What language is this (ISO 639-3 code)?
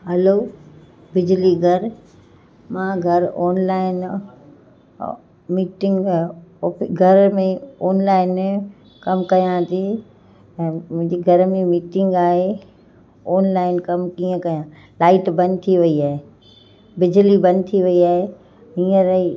snd